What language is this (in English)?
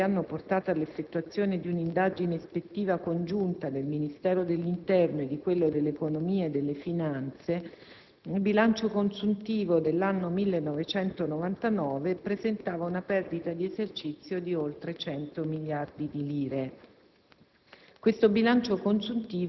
Italian